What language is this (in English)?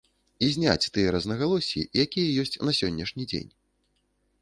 Belarusian